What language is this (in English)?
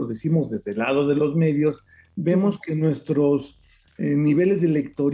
Spanish